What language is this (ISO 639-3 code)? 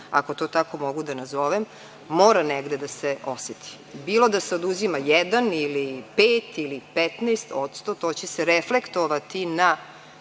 srp